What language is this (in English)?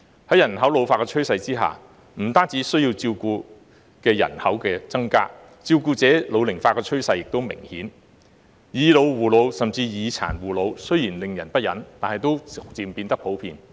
Cantonese